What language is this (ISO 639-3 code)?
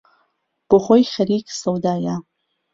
ckb